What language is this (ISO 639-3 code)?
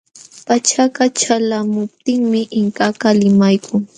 qxw